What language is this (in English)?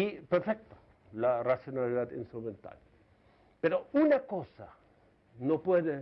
Spanish